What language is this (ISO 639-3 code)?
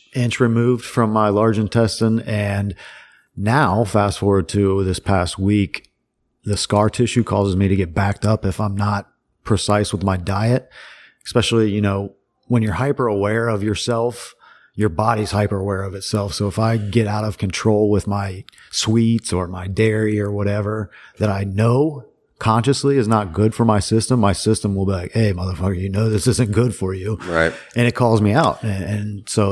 eng